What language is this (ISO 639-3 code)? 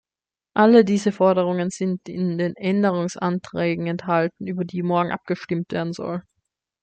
deu